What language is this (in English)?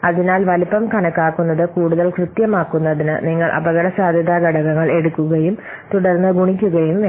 Malayalam